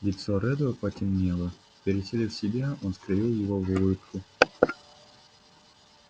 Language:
Russian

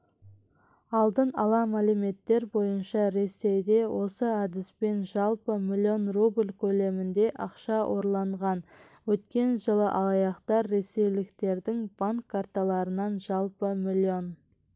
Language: Kazakh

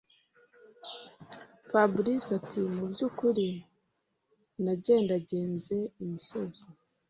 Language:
Kinyarwanda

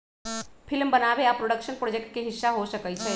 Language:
Magahi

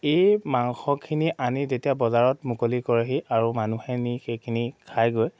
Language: Assamese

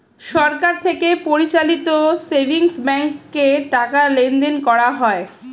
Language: Bangla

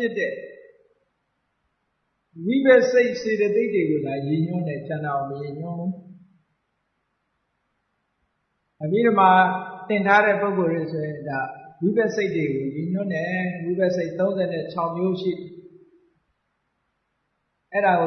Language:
Vietnamese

